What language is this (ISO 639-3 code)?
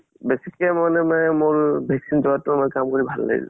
asm